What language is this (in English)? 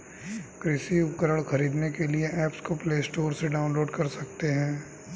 Hindi